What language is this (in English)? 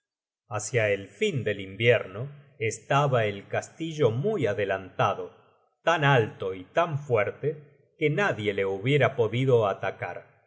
Spanish